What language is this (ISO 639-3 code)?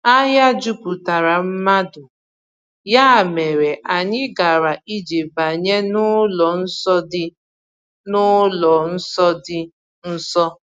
ibo